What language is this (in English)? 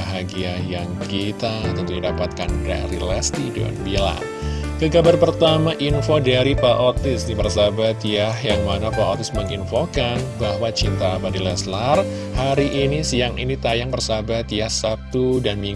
Indonesian